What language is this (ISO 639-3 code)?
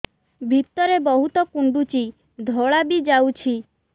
ori